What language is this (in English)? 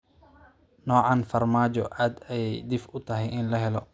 Somali